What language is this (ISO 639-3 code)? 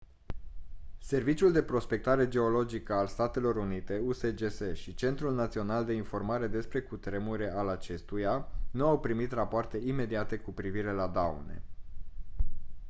ron